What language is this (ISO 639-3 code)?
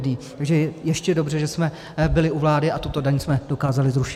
ces